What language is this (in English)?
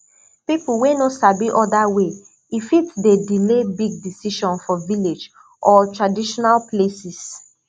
Nigerian Pidgin